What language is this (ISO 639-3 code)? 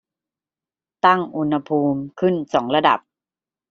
tha